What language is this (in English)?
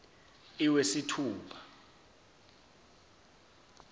Zulu